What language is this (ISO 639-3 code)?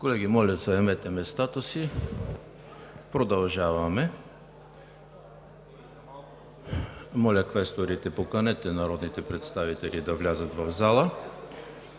bul